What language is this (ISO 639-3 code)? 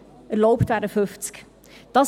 gsw